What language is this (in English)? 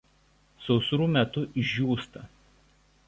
Lithuanian